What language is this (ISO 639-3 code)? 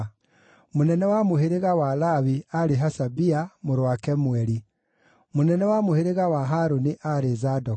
kik